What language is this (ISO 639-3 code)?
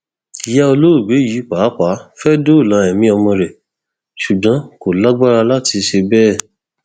yor